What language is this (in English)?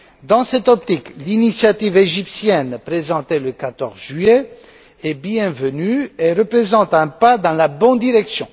French